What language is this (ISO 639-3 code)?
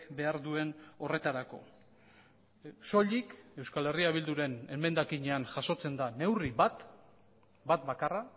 eus